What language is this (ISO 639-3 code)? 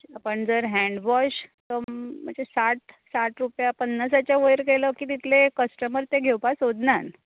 kok